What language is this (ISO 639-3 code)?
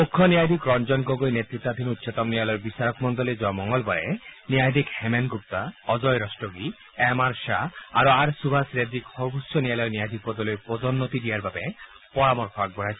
asm